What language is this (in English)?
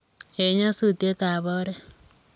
Kalenjin